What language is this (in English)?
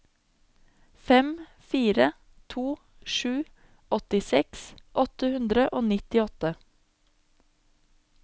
Norwegian